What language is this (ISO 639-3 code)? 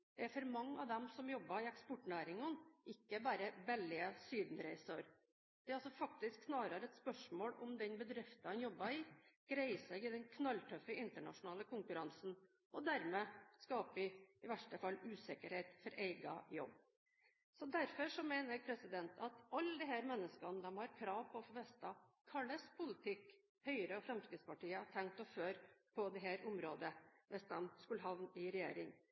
nob